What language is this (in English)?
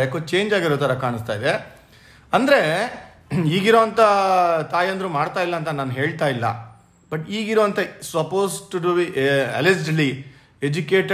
Kannada